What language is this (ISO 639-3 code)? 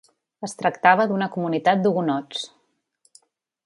cat